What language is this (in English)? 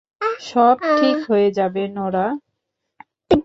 Bangla